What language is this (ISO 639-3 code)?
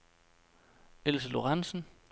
dan